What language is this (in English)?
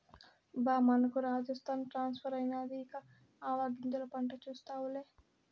Telugu